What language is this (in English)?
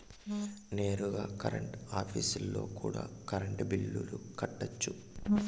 Telugu